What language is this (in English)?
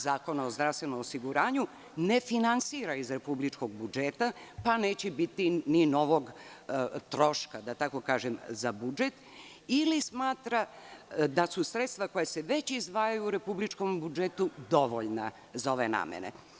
Serbian